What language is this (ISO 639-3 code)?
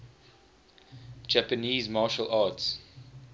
eng